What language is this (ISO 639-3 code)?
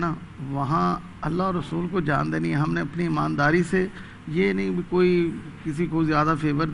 hin